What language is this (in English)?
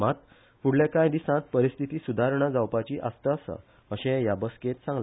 Konkani